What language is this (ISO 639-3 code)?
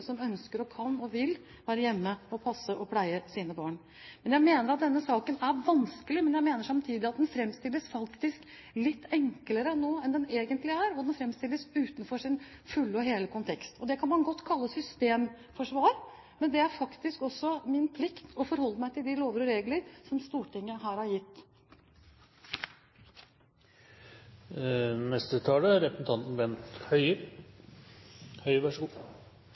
nob